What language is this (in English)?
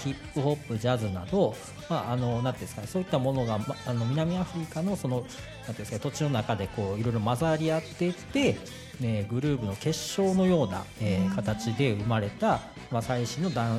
Japanese